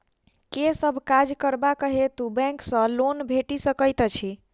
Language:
Maithili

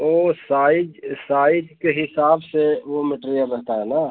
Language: Hindi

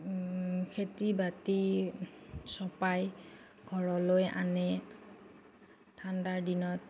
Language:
Assamese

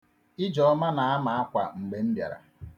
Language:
Igbo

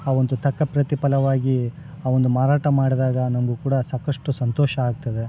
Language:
Kannada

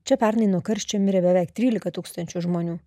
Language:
Lithuanian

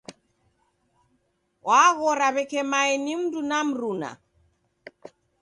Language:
Taita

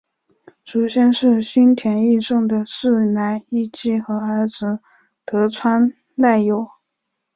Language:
Chinese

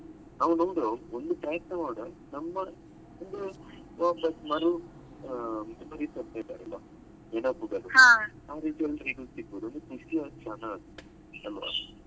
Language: Kannada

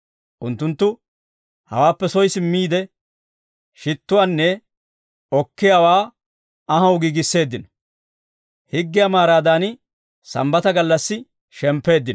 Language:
Dawro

